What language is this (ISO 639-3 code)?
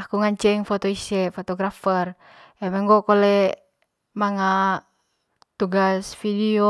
mqy